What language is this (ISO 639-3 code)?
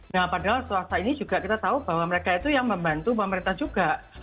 ind